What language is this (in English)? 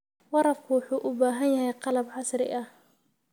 Somali